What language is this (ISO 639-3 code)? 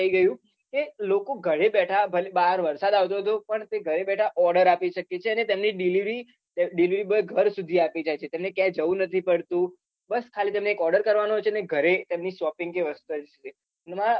guj